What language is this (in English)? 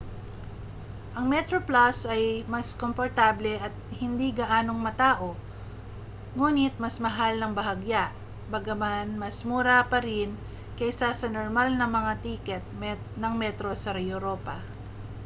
Filipino